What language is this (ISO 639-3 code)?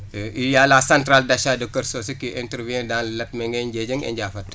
wol